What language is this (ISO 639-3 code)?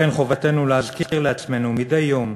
heb